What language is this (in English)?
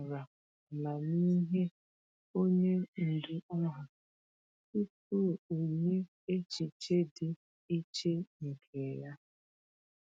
Igbo